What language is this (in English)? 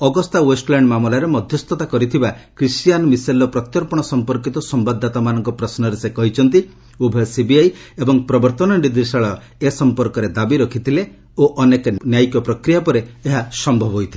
Odia